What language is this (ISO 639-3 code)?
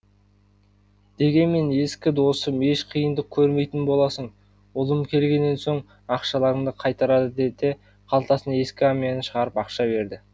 kaz